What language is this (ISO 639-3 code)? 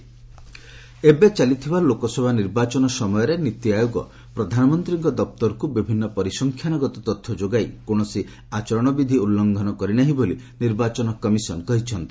ori